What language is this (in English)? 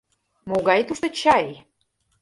Mari